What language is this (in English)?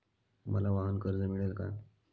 Marathi